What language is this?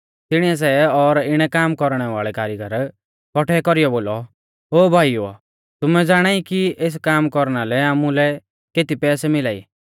Mahasu Pahari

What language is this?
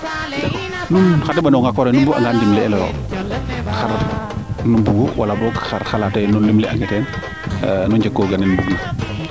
Serer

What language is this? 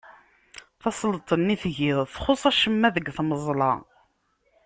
Kabyle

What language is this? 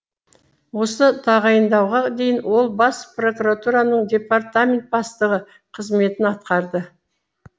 Kazakh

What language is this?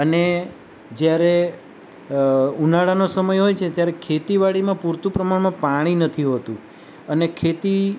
Gujarati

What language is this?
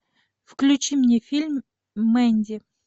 Russian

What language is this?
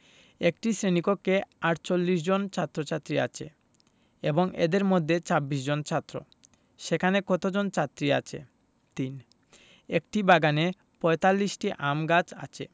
Bangla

